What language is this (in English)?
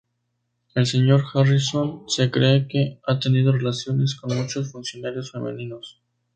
Spanish